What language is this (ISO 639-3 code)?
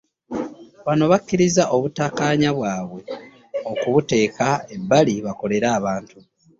lug